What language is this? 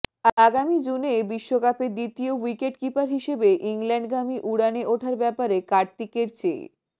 Bangla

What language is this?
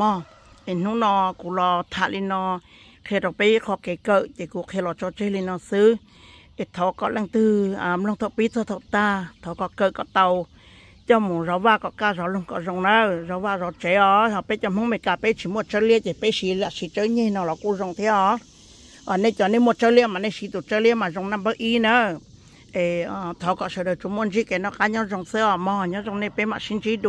Thai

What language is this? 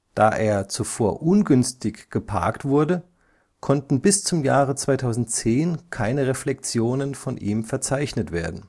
German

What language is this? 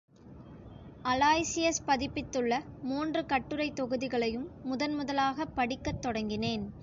Tamil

